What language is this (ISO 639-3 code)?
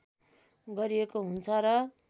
nep